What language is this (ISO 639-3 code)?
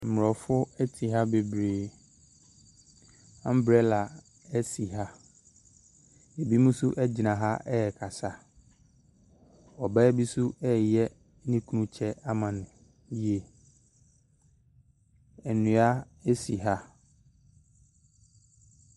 aka